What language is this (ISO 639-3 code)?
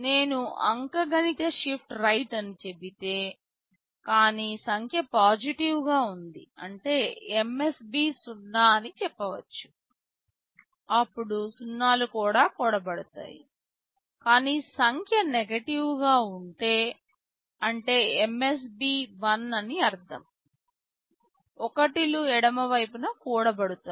tel